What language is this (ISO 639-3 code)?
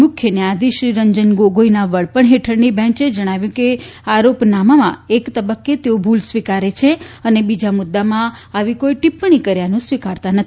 guj